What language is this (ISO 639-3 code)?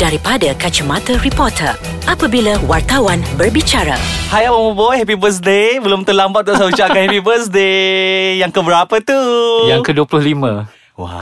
msa